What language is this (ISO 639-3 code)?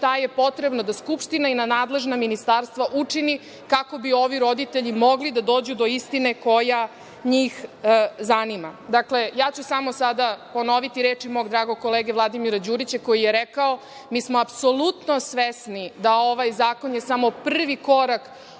srp